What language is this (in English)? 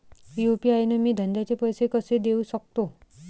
Marathi